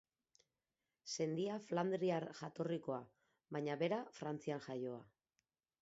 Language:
Basque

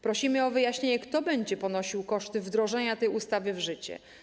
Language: Polish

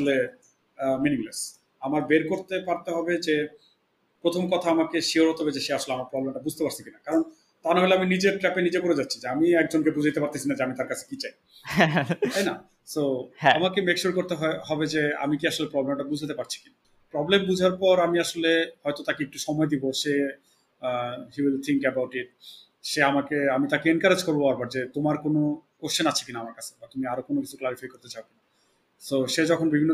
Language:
Bangla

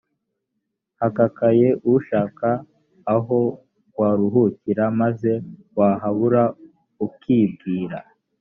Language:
Kinyarwanda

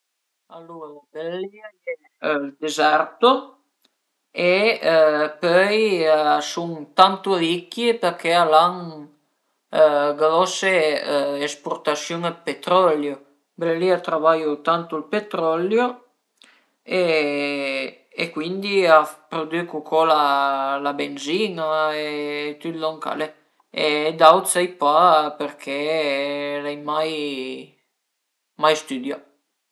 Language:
Piedmontese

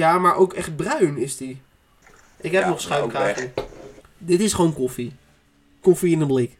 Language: Dutch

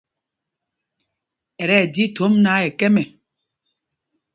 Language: Mpumpong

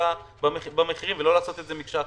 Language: Hebrew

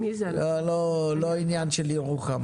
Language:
Hebrew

